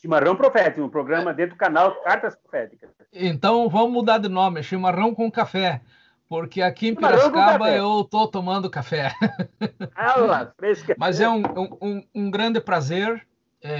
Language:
Portuguese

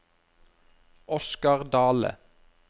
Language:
Norwegian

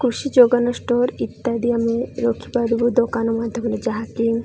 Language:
Odia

